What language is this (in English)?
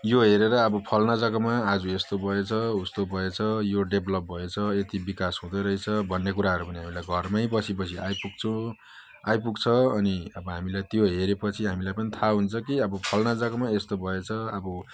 Nepali